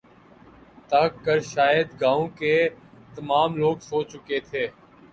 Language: Urdu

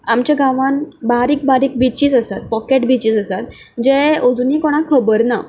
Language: Konkani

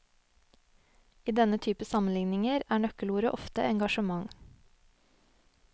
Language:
Norwegian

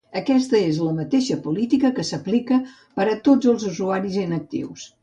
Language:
Catalan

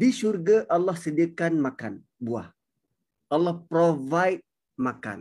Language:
Malay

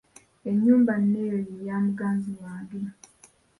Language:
Ganda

